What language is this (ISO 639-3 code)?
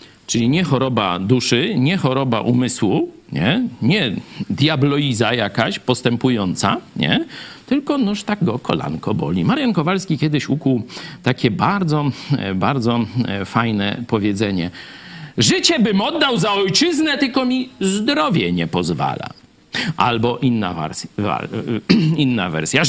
pol